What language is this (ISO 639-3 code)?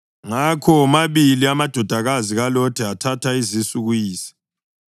nde